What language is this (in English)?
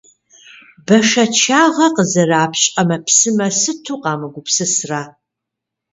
Kabardian